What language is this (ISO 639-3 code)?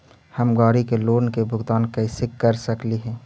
mag